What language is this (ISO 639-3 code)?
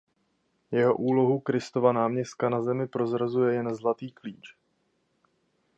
ces